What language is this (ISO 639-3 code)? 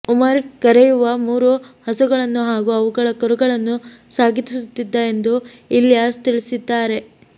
kan